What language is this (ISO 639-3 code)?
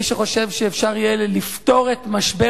heb